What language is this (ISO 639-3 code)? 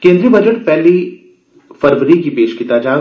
doi